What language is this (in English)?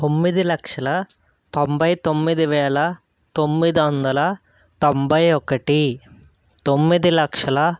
Telugu